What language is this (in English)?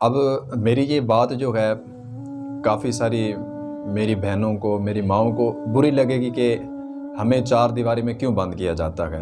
Urdu